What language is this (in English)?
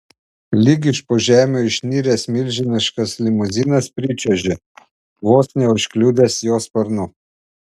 Lithuanian